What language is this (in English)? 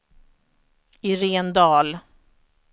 Swedish